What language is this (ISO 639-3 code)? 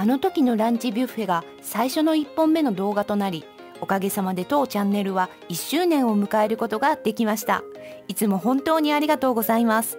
jpn